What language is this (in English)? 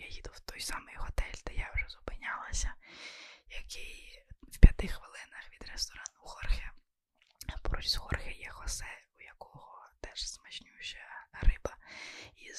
Ukrainian